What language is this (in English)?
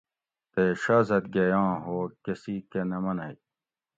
Gawri